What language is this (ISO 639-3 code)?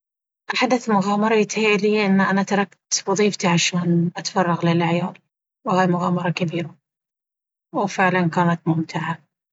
abv